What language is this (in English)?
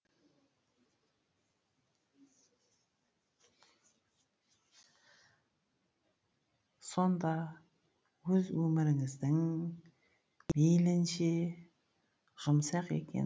Kazakh